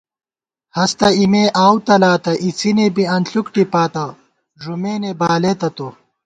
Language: Gawar-Bati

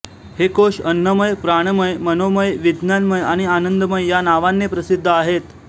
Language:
Marathi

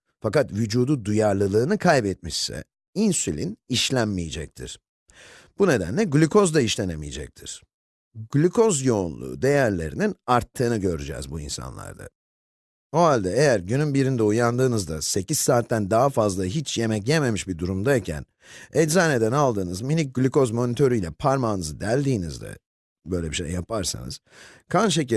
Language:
Turkish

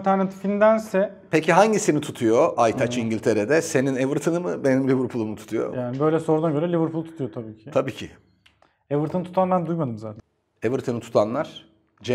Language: Turkish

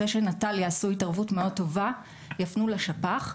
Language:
Hebrew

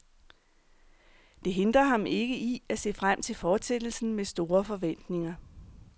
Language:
Danish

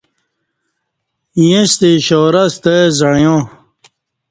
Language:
Kati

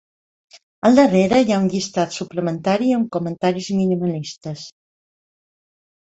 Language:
Catalan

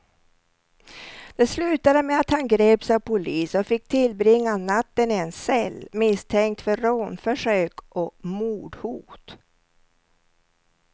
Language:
Swedish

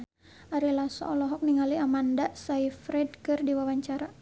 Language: Sundanese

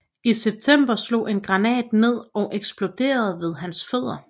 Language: Danish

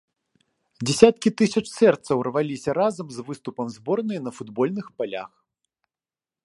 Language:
Belarusian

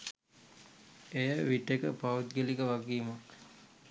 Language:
Sinhala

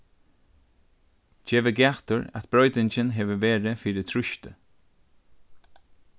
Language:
Faroese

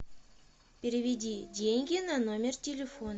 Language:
Russian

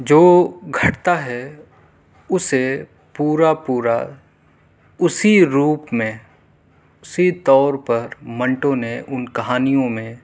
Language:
Urdu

